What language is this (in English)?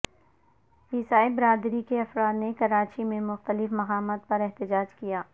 Urdu